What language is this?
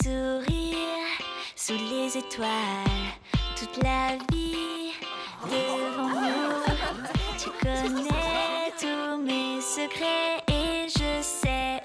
French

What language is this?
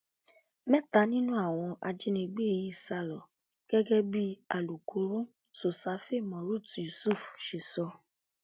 Yoruba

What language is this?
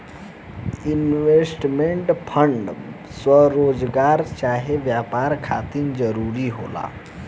Bhojpuri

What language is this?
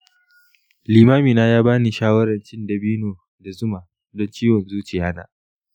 Hausa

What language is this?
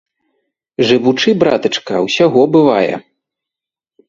Belarusian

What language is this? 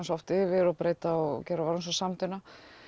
Icelandic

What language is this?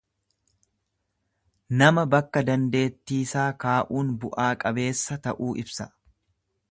Oromo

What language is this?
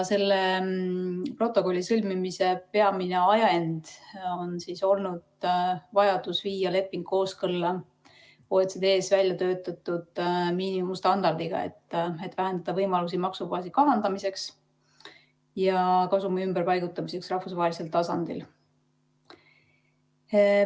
Estonian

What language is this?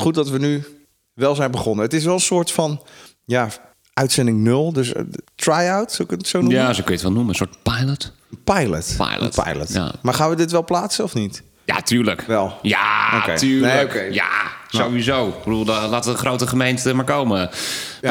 Dutch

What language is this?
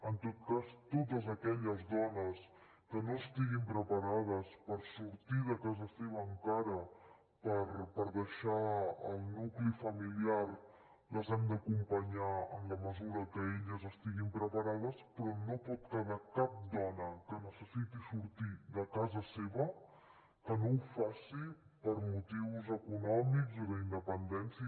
Catalan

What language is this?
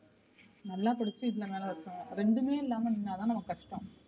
Tamil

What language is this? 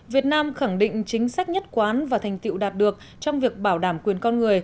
Vietnamese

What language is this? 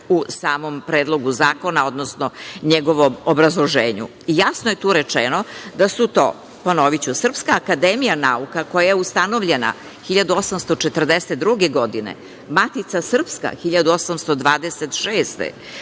Serbian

